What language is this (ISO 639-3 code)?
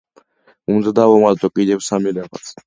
kat